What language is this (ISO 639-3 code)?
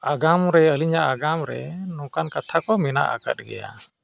sat